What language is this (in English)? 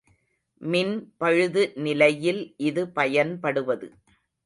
Tamil